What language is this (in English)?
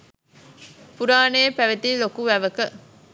Sinhala